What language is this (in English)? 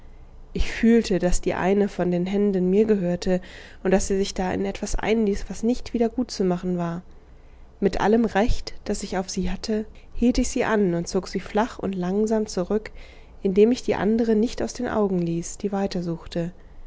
German